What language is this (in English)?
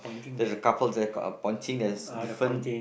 English